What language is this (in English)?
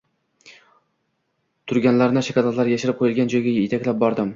Uzbek